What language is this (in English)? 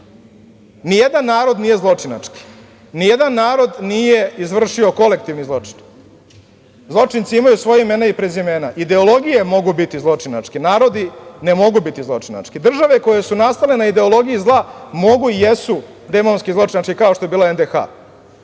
Serbian